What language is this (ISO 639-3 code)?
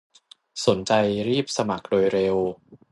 tha